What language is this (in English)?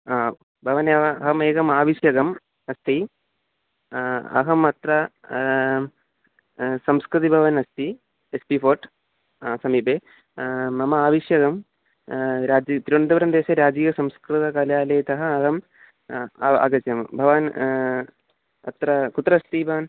Sanskrit